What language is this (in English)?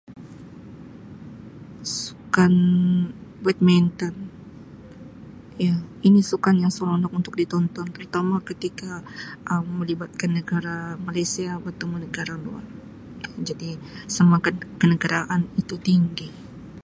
Sabah Malay